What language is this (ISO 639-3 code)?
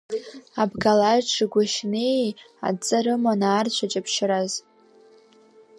abk